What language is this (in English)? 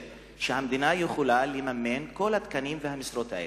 Hebrew